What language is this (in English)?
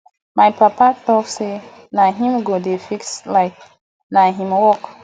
Nigerian Pidgin